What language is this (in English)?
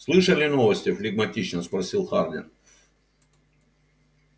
Russian